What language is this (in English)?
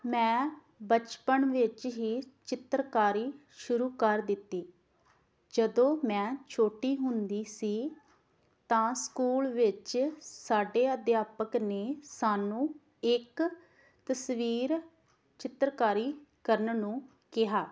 Punjabi